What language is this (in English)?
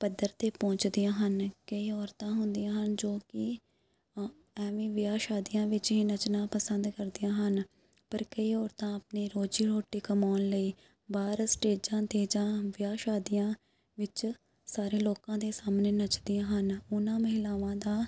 Punjabi